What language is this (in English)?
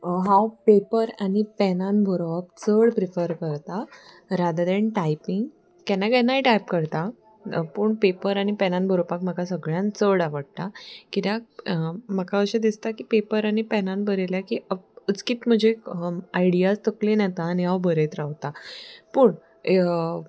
Konkani